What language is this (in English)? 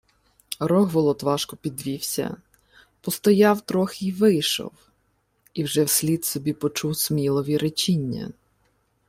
Ukrainian